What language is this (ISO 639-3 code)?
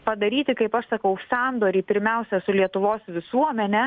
lit